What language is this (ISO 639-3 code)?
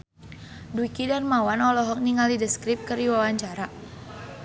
sun